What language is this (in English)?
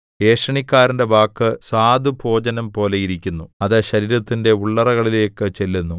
Malayalam